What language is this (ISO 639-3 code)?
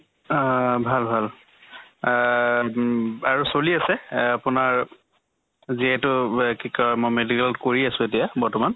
asm